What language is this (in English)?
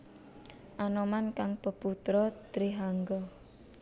Javanese